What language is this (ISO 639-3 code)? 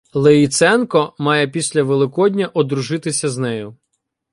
ukr